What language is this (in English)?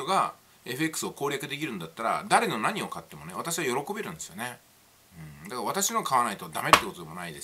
Japanese